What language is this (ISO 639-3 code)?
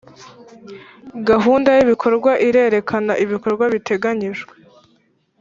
kin